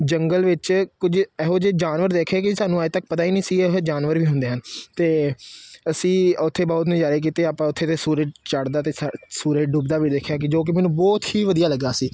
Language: Punjabi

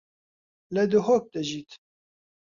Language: Central Kurdish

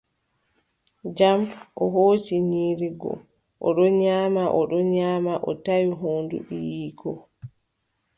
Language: Adamawa Fulfulde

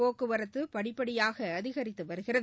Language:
Tamil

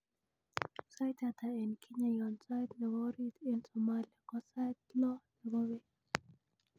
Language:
Kalenjin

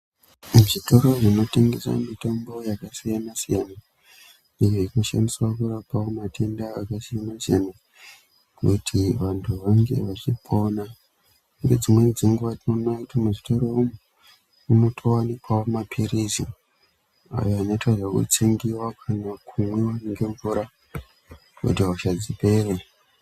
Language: Ndau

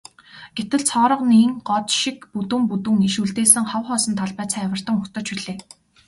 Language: Mongolian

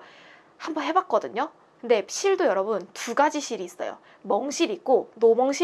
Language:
Korean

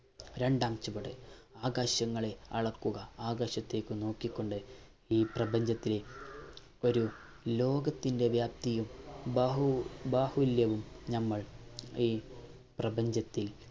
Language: Malayalam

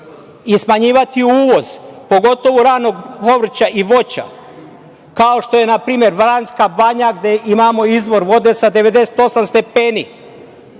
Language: Serbian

